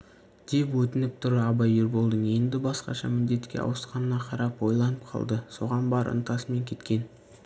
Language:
Kazakh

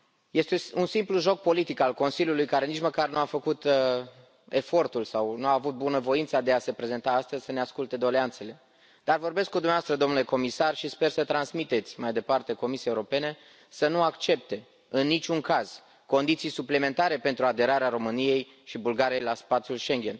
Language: Romanian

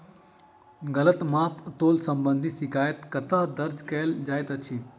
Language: Maithili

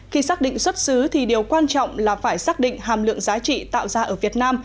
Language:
Vietnamese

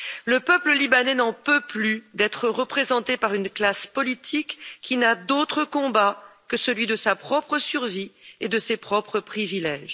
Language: French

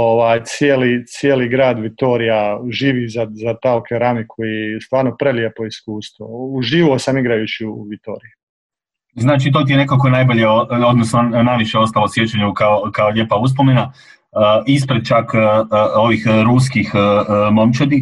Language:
Croatian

